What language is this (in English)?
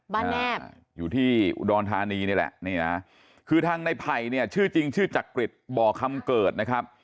Thai